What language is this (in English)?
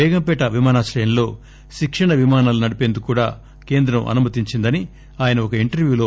Telugu